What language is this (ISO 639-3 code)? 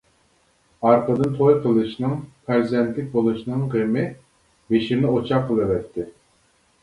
uig